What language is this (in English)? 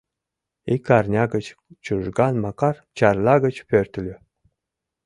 Mari